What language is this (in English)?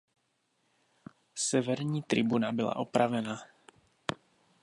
Czech